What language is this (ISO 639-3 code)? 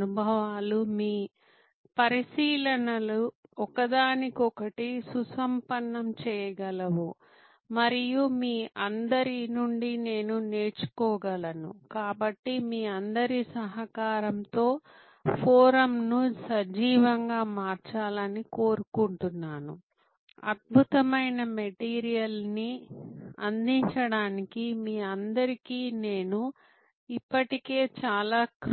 tel